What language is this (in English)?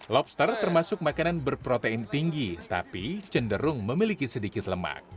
Indonesian